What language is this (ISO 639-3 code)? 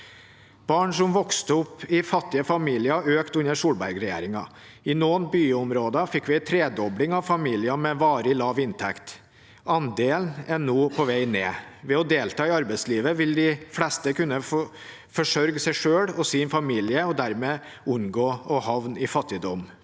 nor